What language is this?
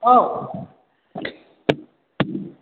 Bodo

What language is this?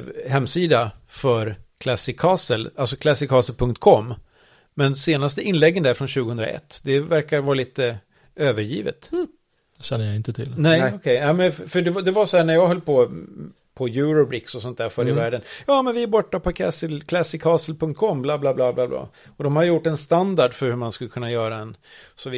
Swedish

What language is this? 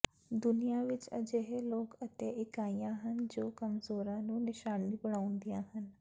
Punjabi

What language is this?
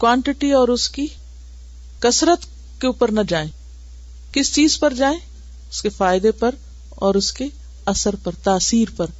Urdu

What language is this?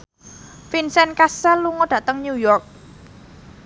Javanese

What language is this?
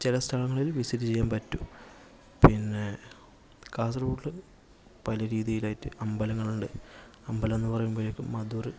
Malayalam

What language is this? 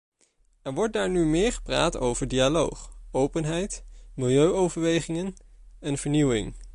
Dutch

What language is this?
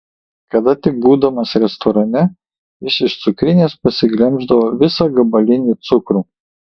Lithuanian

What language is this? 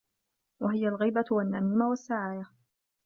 Arabic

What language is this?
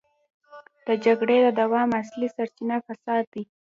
Pashto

